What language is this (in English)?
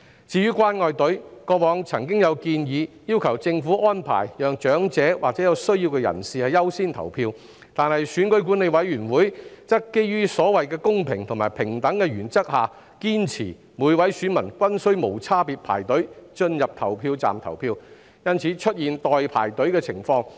Cantonese